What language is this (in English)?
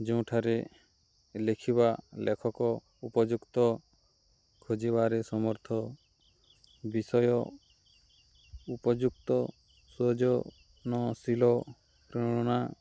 Odia